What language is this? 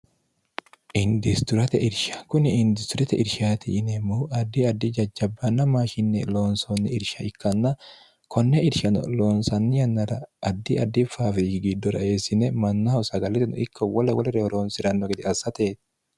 Sidamo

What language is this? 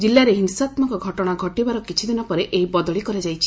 Odia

